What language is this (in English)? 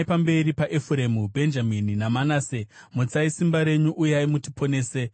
Shona